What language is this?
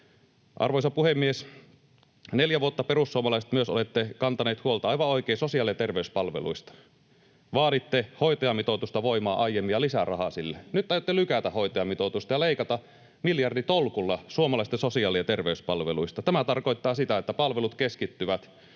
Finnish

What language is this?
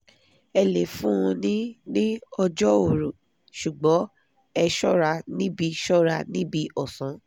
Yoruba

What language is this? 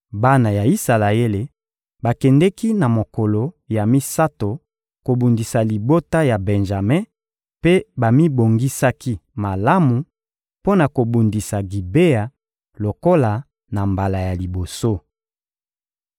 Lingala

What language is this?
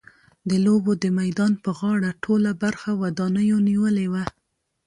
Pashto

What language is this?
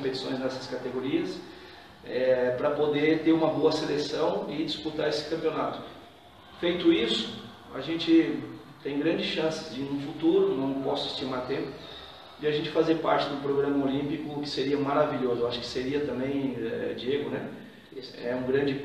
Portuguese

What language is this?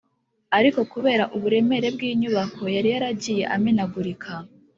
Kinyarwanda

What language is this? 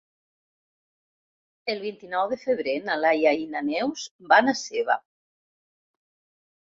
Catalan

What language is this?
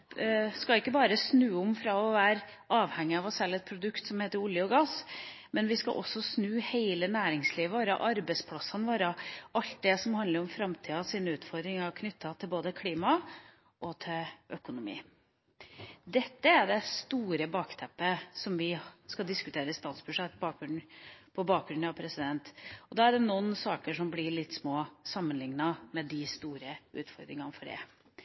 Norwegian Bokmål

